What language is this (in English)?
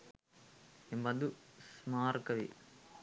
Sinhala